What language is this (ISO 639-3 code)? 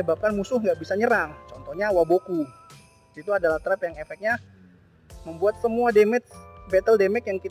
ind